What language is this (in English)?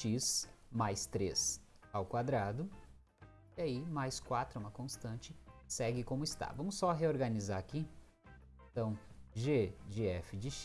Portuguese